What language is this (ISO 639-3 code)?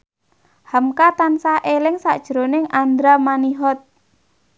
jav